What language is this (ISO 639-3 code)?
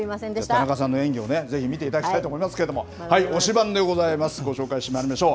jpn